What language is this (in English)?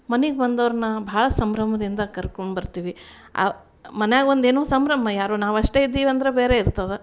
Kannada